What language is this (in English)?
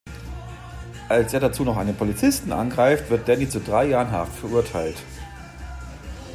German